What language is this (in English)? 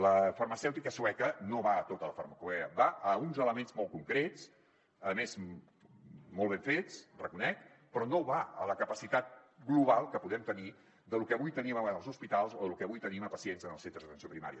Catalan